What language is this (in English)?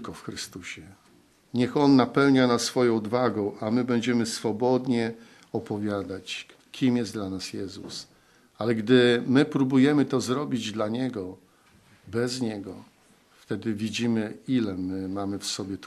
Polish